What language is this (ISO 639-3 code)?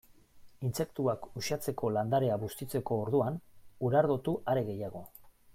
eus